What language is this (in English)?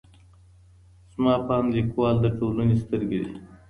Pashto